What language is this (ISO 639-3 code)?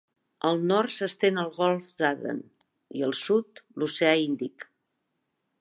cat